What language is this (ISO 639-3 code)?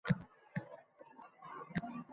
uzb